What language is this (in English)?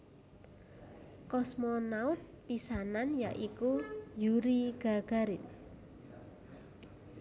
Javanese